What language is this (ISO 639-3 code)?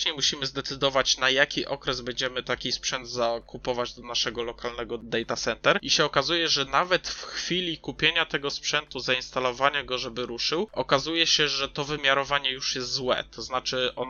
pol